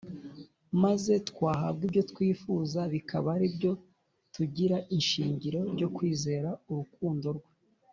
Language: Kinyarwanda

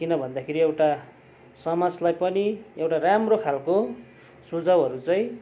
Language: Nepali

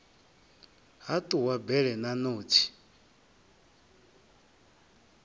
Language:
Venda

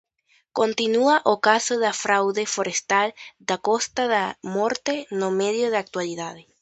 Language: Galician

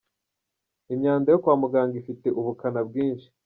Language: Kinyarwanda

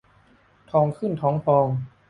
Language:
Thai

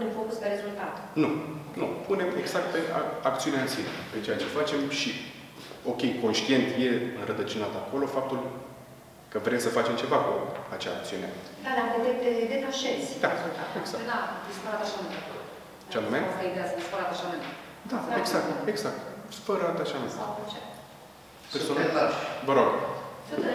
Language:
Romanian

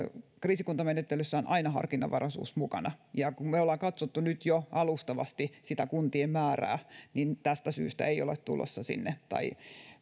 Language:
Finnish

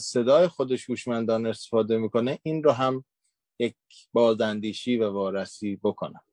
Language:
Persian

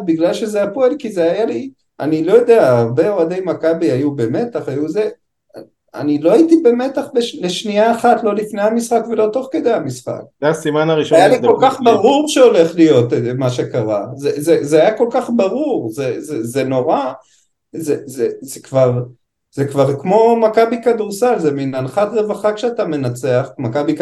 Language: Hebrew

